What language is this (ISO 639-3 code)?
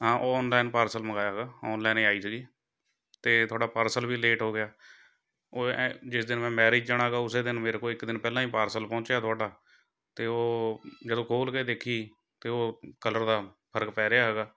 pan